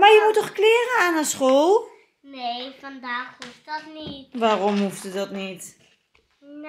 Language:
Dutch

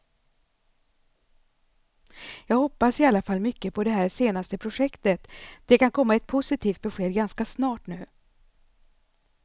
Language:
Swedish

